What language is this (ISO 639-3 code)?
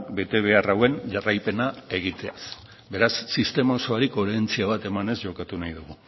eus